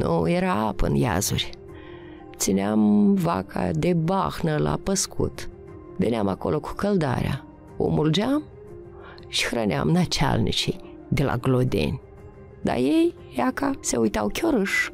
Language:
Romanian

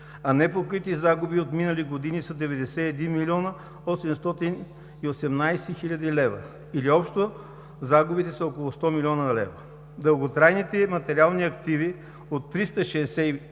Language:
Bulgarian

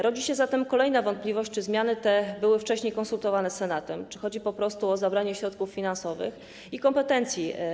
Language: Polish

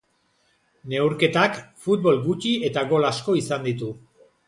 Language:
Basque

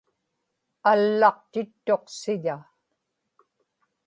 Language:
Inupiaq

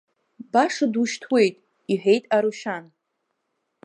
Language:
Abkhazian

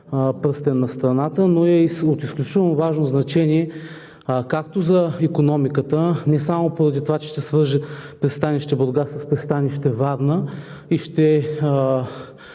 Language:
Bulgarian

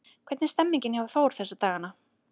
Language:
Icelandic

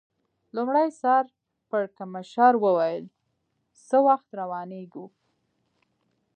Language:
Pashto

